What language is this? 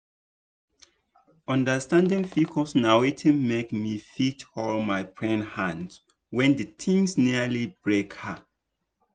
Nigerian Pidgin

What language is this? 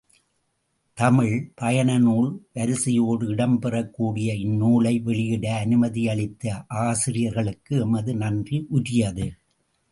Tamil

